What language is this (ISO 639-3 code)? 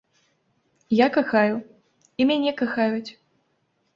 bel